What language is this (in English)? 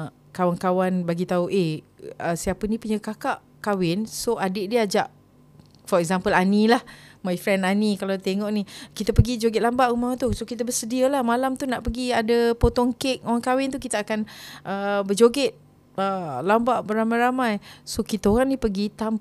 Malay